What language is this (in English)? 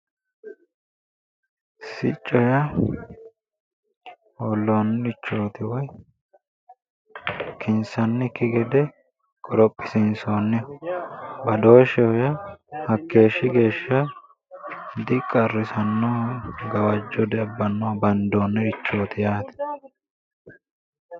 Sidamo